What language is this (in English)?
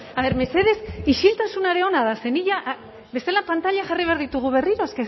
Basque